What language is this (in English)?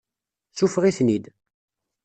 Kabyle